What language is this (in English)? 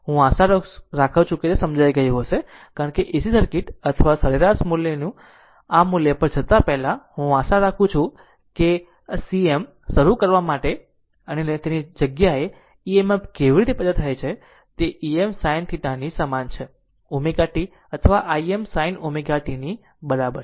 Gujarati